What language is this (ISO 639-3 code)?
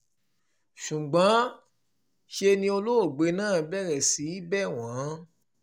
yor